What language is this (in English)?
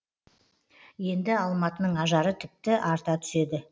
Kazakh